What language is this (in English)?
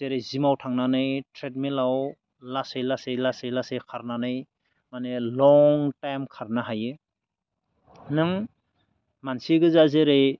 Bodo